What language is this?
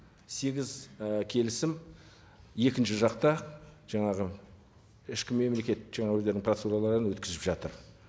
Kazakh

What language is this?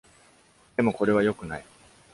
Japanese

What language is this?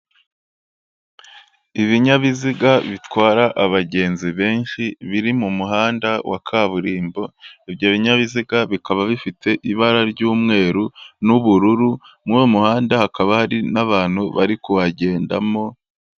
Kinyarwanda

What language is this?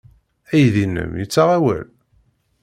Kabyle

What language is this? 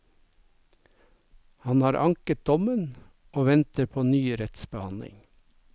Norwegian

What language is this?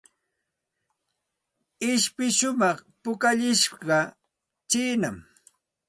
Santa Ana de Tusi Pasco Quechua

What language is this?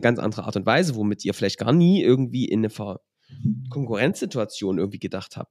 German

